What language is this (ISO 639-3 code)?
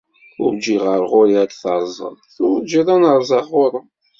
kab